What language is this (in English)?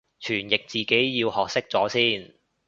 Cantonese